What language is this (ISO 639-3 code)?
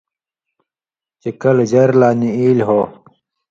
mvy